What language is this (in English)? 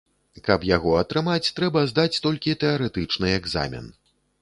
Belarusian